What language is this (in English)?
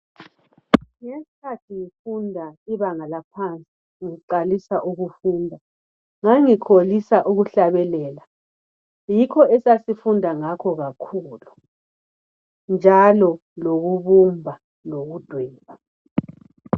North Ndebele